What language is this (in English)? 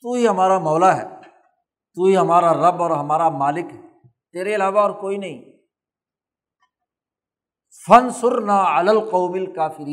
Urdu